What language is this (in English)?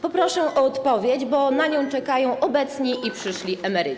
Polish